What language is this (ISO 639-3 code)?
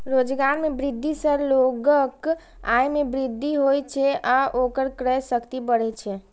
mai